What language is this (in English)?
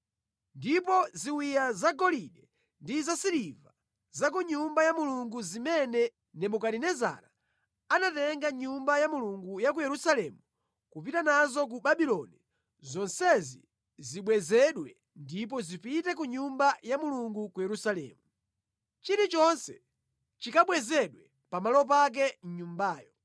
Nyanja